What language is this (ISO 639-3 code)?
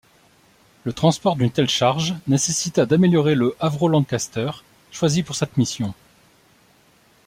fra